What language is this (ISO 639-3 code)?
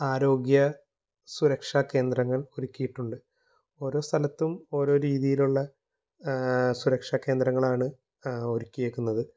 mal